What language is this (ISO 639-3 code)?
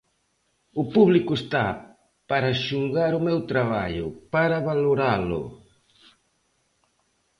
glg